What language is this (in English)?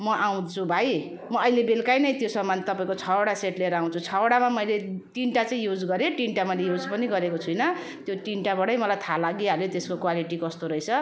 Nepali